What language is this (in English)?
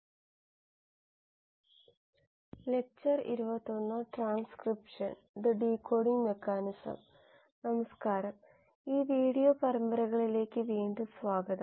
Malayalam